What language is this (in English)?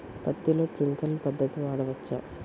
Telugu